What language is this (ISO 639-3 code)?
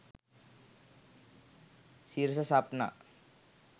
sin